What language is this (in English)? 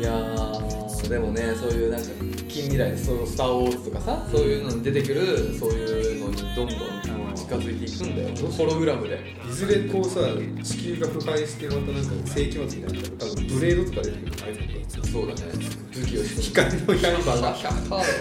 Japanese